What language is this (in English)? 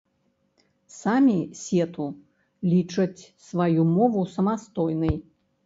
Belarusian